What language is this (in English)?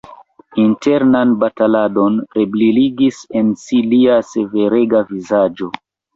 Esperanto